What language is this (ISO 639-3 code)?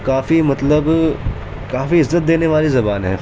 urd